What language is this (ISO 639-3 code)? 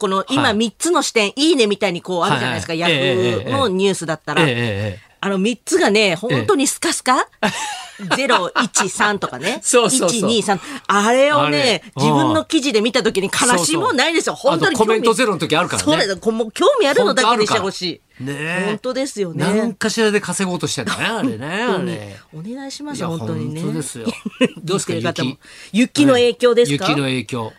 jpn